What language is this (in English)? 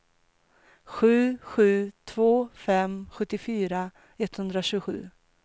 Swedish